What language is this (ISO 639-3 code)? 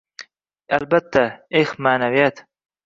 uzb